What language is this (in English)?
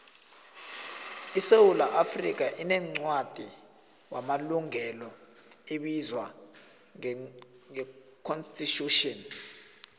South Ndebele